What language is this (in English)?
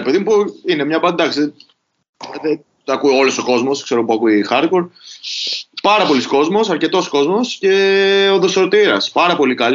Greek